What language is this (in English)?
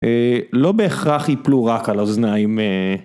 Hebrew